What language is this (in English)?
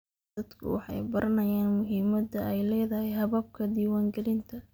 Somali